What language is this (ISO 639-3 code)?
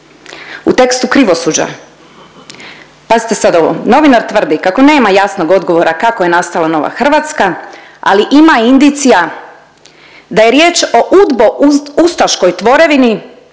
hrv